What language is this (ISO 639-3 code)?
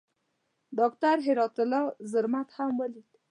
pus